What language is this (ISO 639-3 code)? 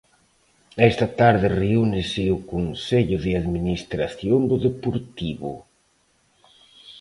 glg